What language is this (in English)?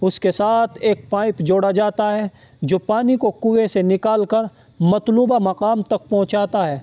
Urdu